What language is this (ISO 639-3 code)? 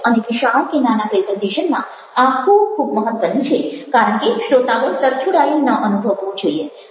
guj